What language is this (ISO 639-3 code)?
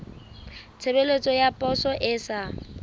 sot